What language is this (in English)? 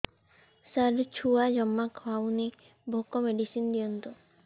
Odia